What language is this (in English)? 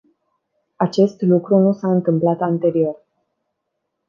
Romanian